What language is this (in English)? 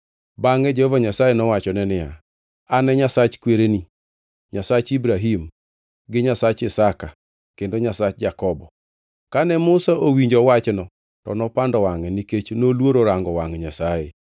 Luo (Kenya and Tanzania)